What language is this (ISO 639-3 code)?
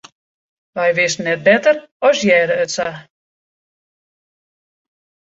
fry